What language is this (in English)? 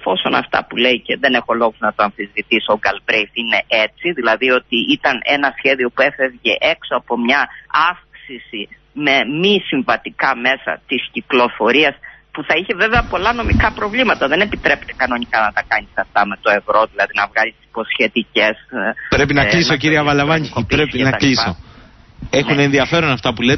Greek